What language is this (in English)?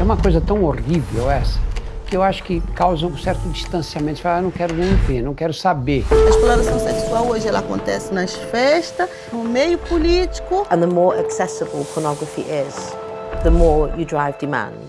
Portuguese